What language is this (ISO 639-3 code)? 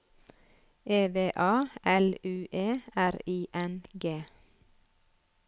nor